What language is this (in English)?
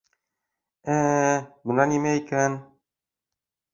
Bashkir